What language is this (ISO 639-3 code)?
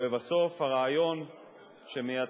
heb